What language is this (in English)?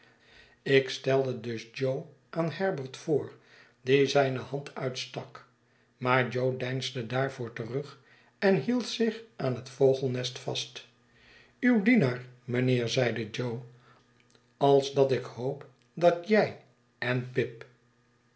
Dutch